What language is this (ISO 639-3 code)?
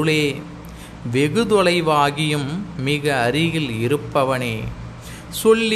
tam